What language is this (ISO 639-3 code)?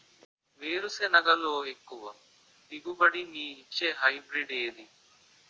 tel